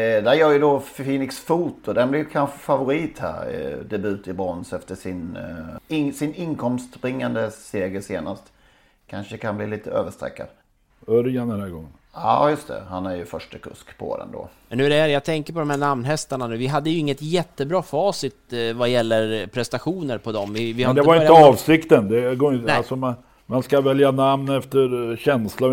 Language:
Swedish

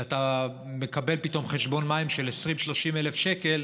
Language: Hebrew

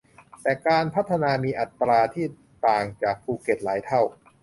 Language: Thai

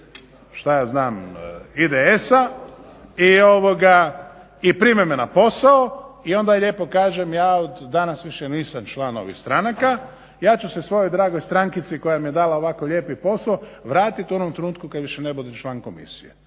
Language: Croatian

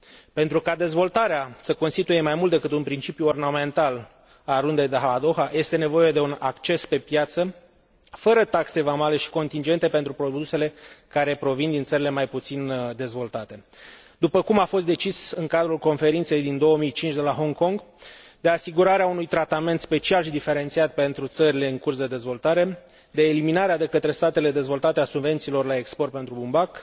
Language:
Romanian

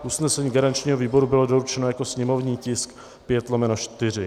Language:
Czech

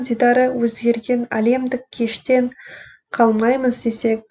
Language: Kazakh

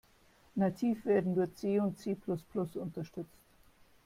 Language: German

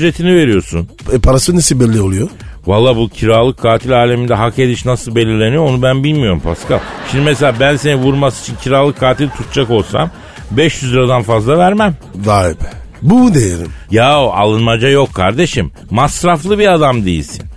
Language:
Turkish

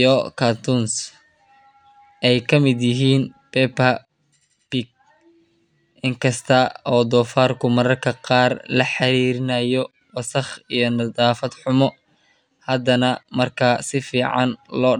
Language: Somali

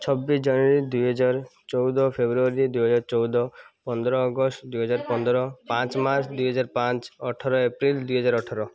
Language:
Odia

